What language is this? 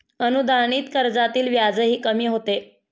Marathi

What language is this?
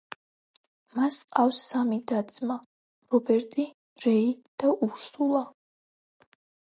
Georgian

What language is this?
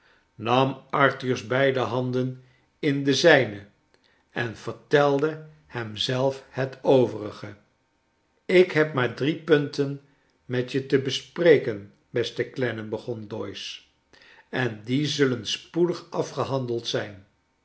Dutch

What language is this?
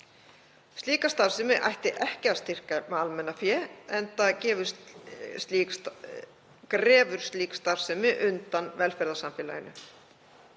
Icelandic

